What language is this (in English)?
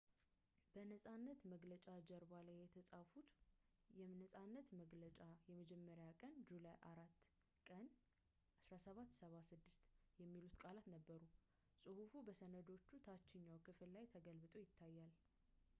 Amharic